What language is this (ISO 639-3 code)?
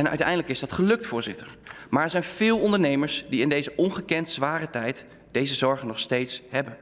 nld